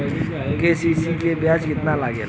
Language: Bhojpuri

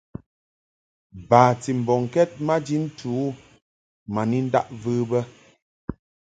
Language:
Mungaka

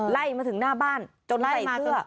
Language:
Thai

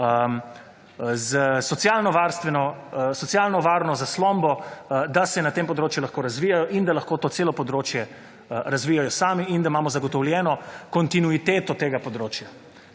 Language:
Slovenian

